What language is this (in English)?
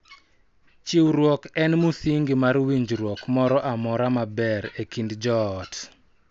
Luo (Kenya and Tanzania)